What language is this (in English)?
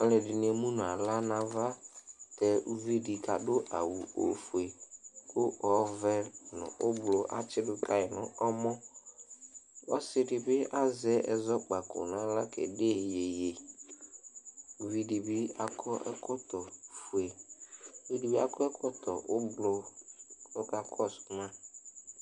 Ikposo